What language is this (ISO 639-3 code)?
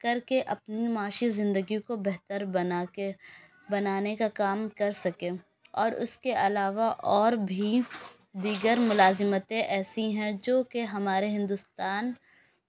urd